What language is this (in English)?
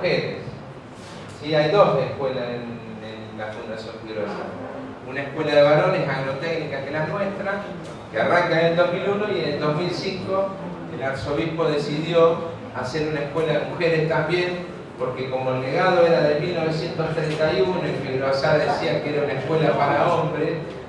Spanish